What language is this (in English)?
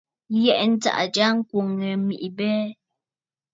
Bafut